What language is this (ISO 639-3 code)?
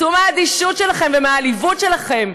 heb